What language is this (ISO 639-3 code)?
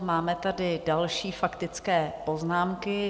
ces